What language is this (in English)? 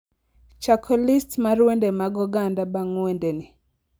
Luo (Kenya and Tanzania)